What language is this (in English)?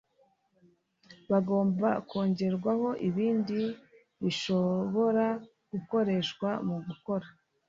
Kinyarwanda